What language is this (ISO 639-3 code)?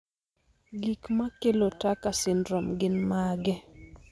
luo